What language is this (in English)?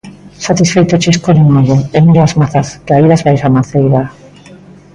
Galician